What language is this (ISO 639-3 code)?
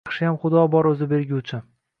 uzb